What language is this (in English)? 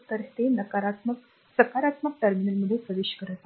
Marathi